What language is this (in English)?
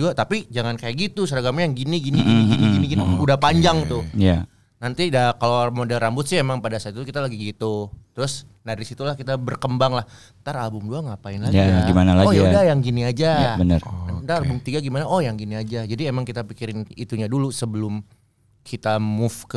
Indonesian